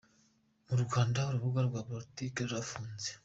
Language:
Kinyarwanda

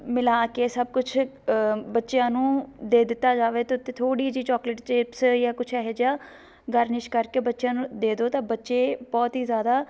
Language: Punjabi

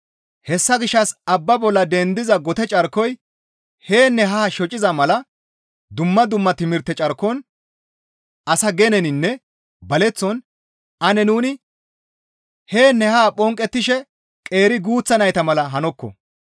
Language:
Gamo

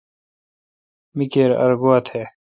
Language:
Kalkoti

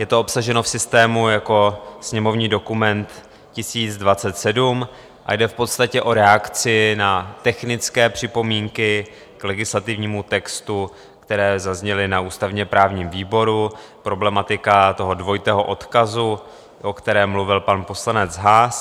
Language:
Czech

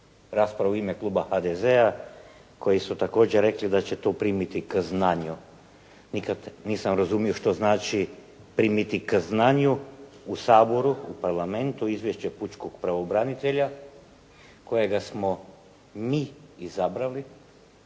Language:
Croatian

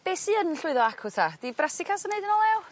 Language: Welsh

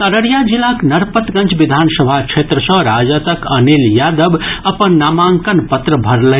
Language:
Maithili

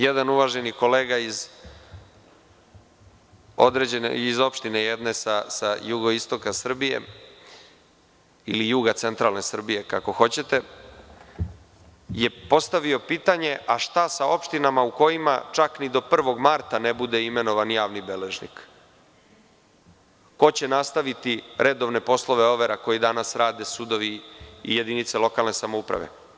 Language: Serbian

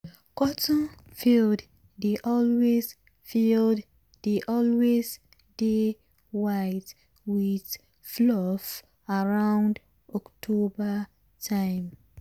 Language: Nigerian Pidgin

